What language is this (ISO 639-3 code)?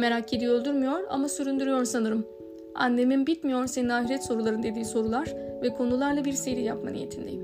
tur